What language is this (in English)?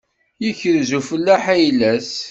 Kabyle